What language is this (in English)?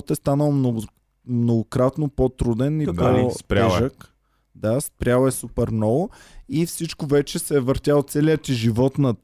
Bulgarian